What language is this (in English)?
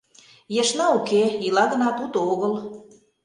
Mari